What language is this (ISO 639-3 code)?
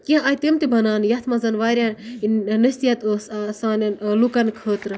kas